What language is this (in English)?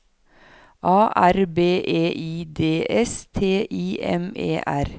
Norwegian